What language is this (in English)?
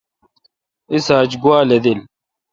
Kalkoti